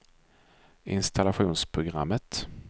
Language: Swedish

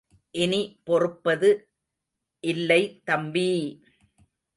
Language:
Tamil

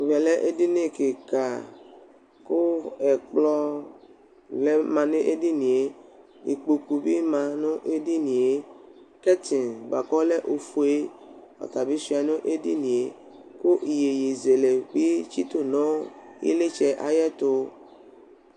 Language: Ikposo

